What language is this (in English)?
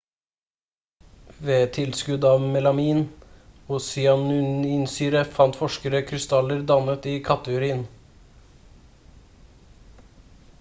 Norwegian Bokmål